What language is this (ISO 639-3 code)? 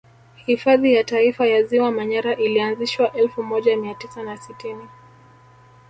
swa